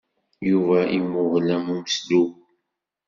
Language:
Kabyle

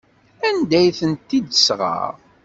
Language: Kabyle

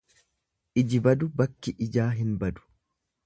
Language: Oromo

